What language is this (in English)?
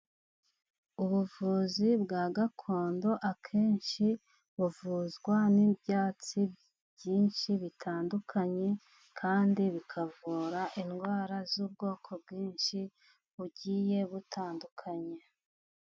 Kinyarwanda